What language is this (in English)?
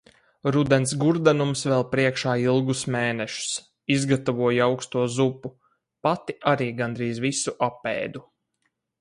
Latvian